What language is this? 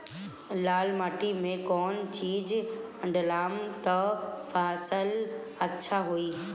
Bhojpuri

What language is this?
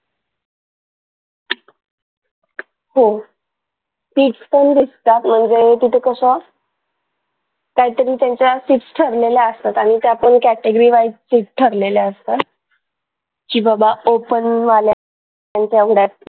Marathi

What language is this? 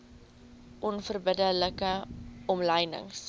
Afrikaans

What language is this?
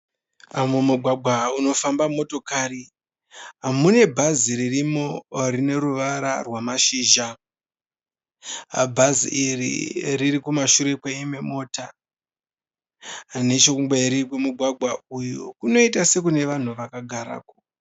Shona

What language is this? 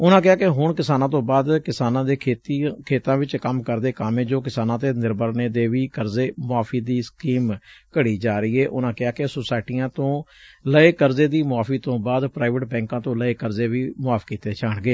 Punjabi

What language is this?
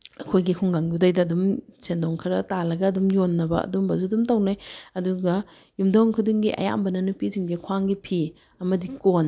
Manipuri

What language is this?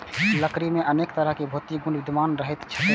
Maithili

